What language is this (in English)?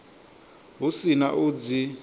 Venda